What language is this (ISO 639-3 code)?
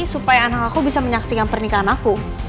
ind